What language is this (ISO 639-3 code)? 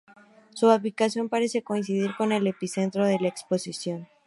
spa